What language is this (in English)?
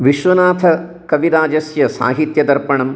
Sanskrit